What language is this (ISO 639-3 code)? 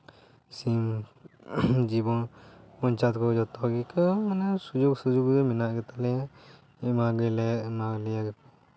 sat